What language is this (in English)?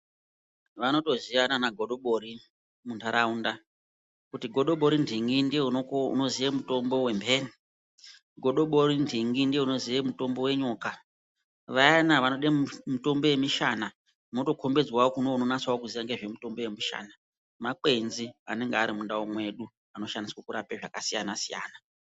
Ndau